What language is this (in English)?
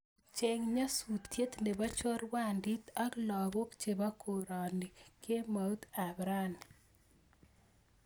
Kalenjin